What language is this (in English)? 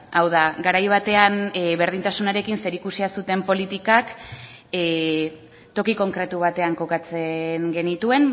Basque